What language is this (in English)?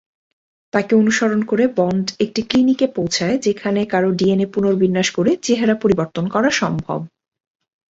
Bangla